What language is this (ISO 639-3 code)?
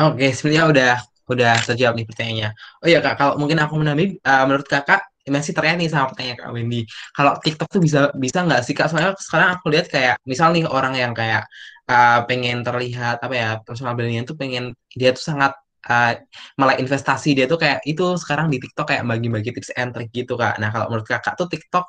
ind